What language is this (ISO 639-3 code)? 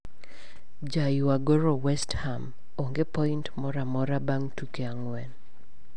luo